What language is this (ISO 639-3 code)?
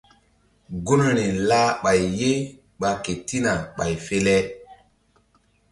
mdd